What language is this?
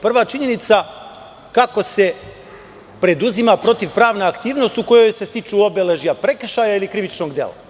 Serbian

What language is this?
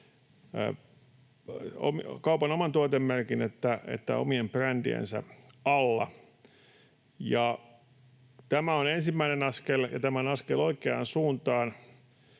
Finnish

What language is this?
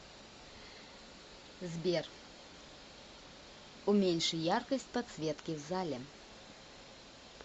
Russian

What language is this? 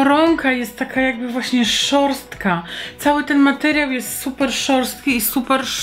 Polish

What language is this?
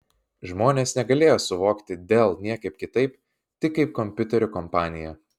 Lithuanian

